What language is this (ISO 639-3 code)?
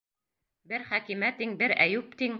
bak